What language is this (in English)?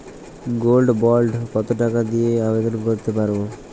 Bangla